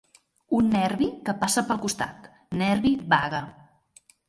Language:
Catalan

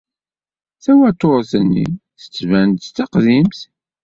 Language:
Kabyle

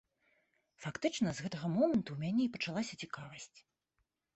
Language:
Belarusian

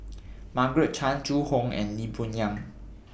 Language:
English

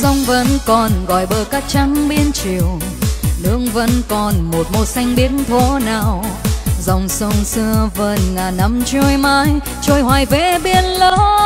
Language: Vietnamese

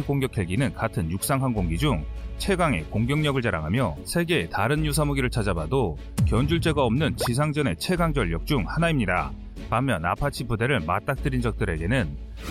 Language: Korean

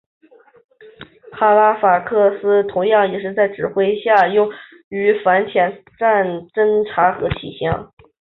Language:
Chinese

